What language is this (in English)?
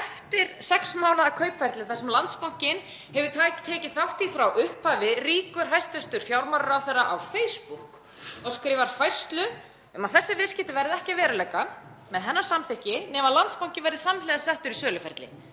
Icelandic